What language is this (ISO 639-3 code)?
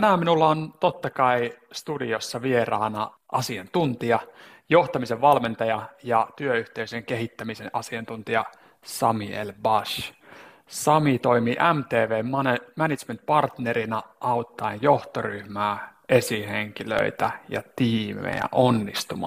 fin